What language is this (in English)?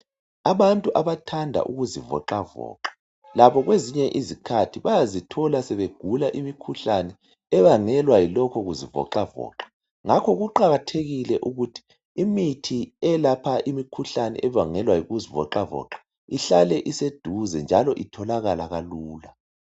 North Ndebele